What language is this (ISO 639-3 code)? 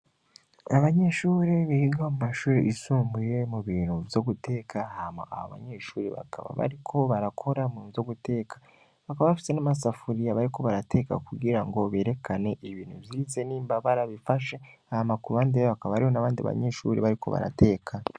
run